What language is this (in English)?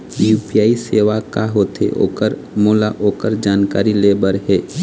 Chhattisgarhi